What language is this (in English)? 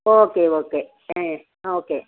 Tamil